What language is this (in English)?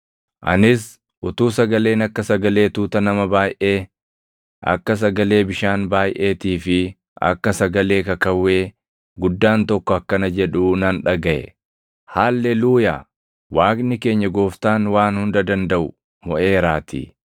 Oromo